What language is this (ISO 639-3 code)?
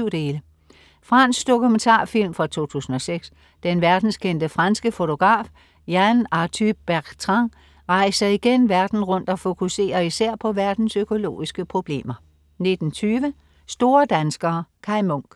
dan